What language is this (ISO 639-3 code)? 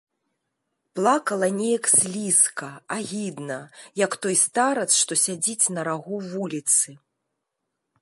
bel